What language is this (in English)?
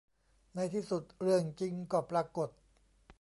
Thai